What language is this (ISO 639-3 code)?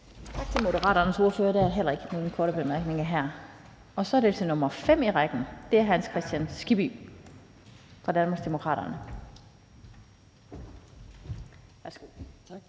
dan